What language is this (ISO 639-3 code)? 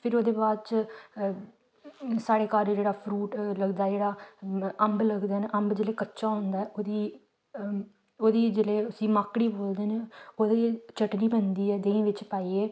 doi